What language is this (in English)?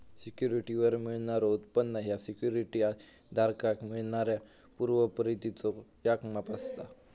Marathi